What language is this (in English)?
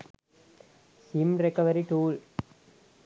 Sinhala